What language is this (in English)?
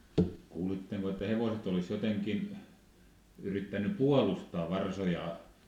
Finnish